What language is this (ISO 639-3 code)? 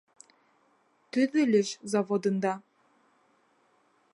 bak